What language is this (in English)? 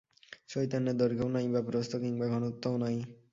Bangla